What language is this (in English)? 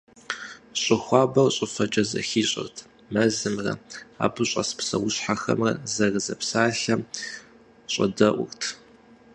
Kabardian